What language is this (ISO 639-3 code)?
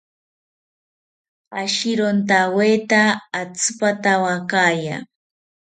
cpy